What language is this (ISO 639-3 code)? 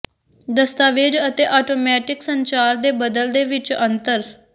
pan